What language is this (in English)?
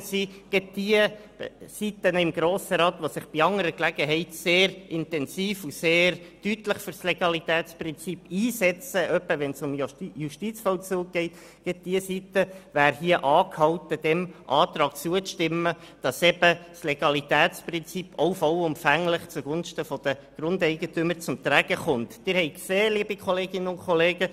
Swiss German